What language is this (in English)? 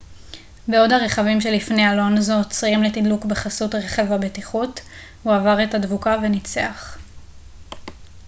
Hebrew